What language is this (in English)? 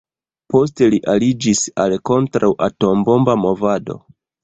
Esperanto